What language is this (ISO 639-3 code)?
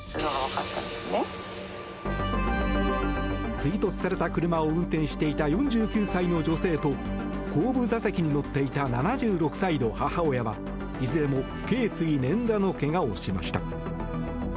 jpn